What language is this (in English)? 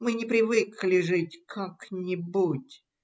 Russian